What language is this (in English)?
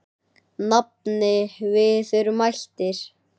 Icelandic